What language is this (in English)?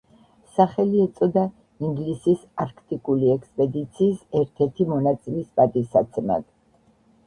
Georgian